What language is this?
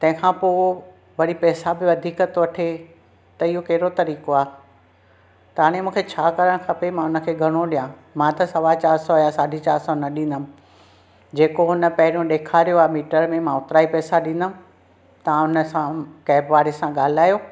Sindhi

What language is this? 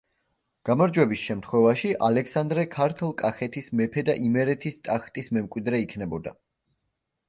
Georgian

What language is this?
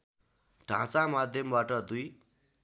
Nepali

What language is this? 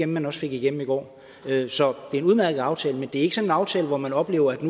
Danish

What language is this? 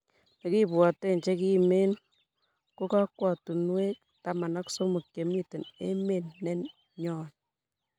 Kalenjin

